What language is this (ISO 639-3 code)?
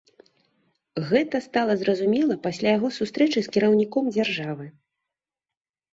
bel